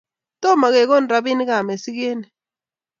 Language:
Kalenjin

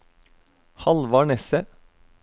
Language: Norwegian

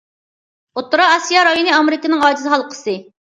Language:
Uyghur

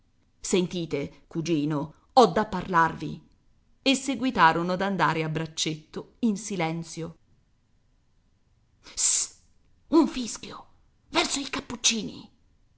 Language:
Italian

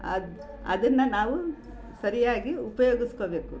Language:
Kannada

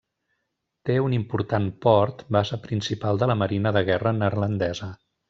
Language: Catalan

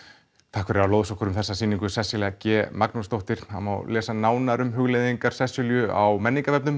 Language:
Icelandic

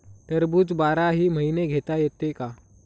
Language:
Marathi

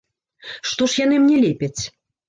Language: Belarusian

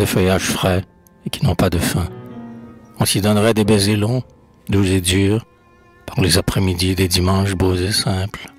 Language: French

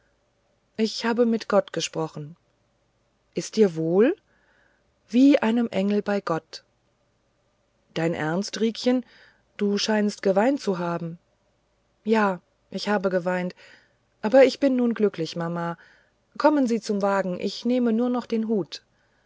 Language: German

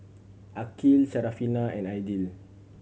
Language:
English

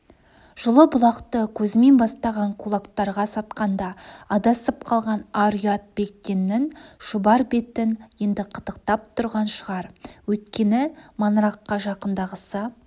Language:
Kazakh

